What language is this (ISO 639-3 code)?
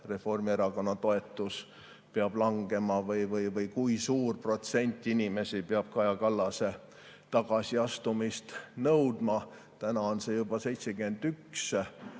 est